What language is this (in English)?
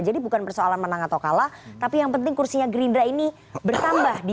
Indonesian